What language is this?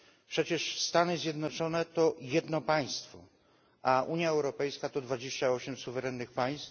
Polish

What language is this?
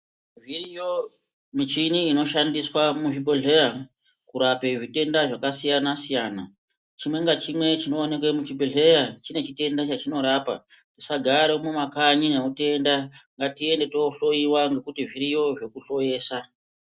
Ndau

